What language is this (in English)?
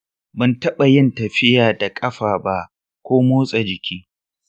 Hausa